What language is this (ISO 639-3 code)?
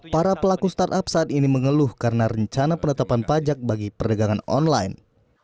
ind